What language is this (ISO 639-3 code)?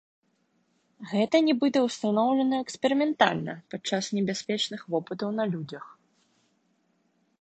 bel